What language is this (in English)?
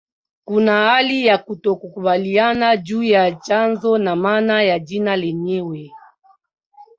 Swahili